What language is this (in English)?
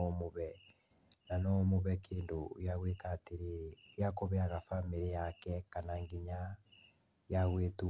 Kikuyu